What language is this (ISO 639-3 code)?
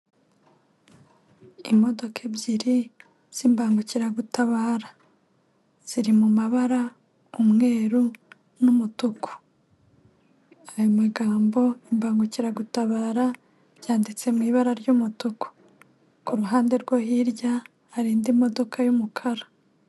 kin